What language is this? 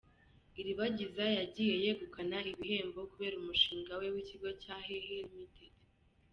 Kinyarwanda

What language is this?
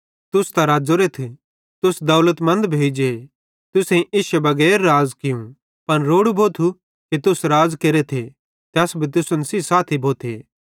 Bhadrawahi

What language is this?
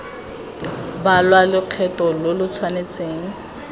Tswana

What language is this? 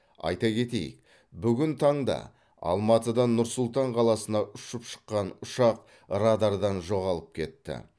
Kazakh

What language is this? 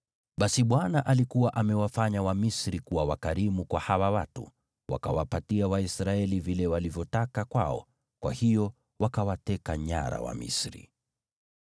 Swahili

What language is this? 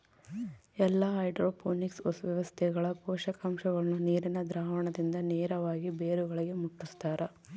Kannada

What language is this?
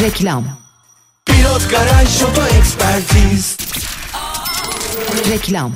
Turkish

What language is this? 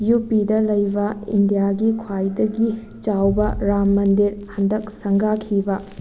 Manipuri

